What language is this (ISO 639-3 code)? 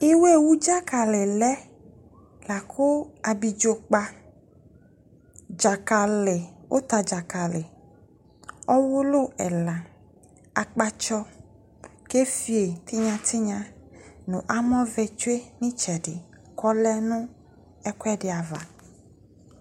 kpo